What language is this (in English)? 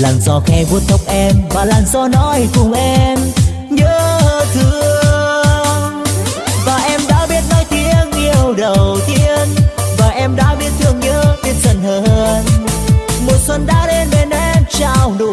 Vietnamese